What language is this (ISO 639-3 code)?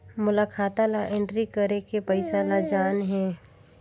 hne